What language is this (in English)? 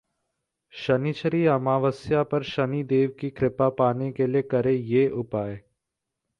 Hindi